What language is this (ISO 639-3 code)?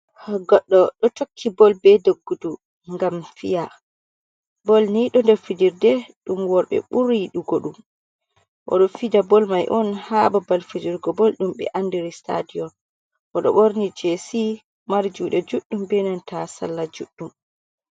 ful